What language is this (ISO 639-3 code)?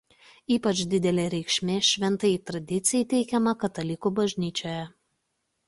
lit